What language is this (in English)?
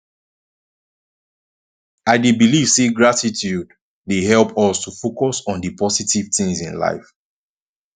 Nigerian Pidgin